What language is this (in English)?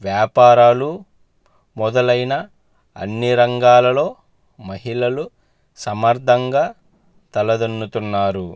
Telugu